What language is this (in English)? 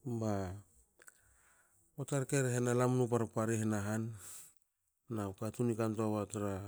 Hakö